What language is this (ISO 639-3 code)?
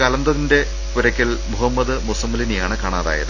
mal